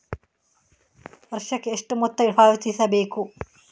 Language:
Kannada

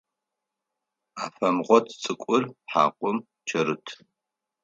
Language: Adyghe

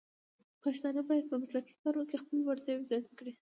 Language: Pashto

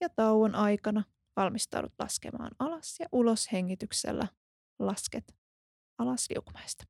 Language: Finnish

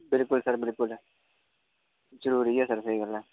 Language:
Dogri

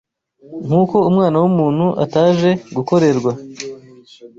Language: Kinyarwanda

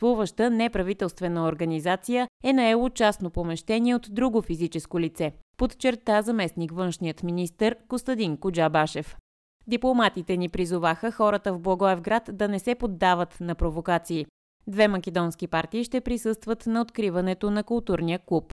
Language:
Bulgarian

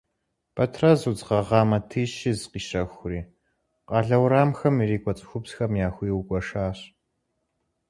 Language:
Kabardian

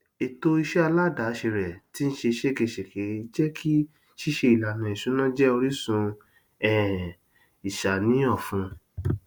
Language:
Yoruba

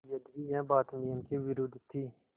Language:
Hindi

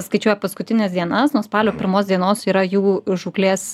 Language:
Lithuanian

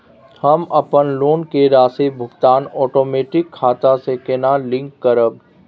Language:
Maithili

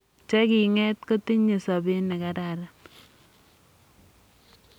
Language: Kalenjin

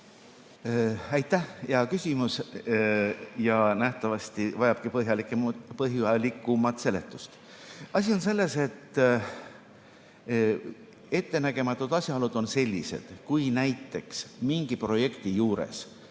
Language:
Estonian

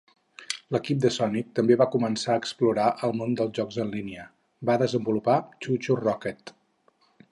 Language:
Catalan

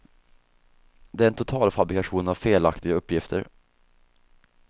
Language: Swedish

